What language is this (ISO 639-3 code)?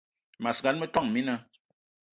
eto